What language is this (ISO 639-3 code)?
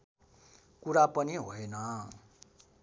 nep